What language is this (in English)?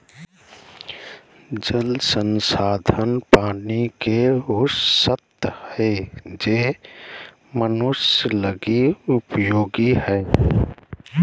Magahi